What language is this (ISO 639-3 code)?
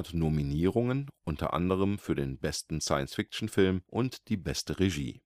deu